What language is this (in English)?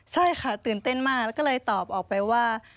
Thai